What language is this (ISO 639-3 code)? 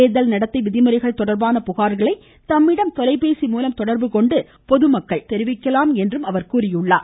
tam